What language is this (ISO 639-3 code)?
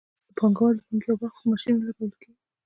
pus